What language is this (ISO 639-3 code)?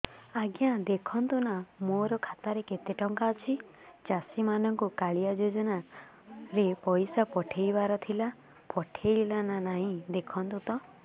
ori